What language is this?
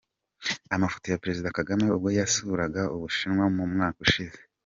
Kinyarwanda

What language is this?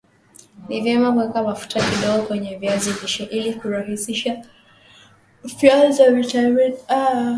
Swahili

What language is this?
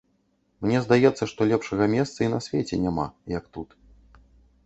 Belarusian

